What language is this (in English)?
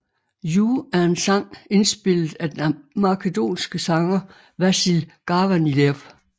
Danish